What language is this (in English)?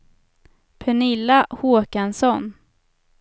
Swedish